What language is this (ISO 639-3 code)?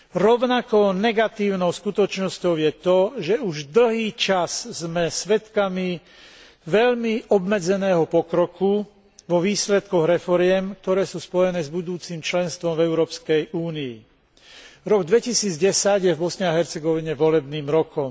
slk